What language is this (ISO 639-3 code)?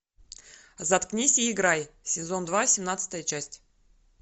rus